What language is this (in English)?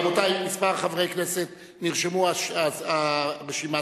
Hebrew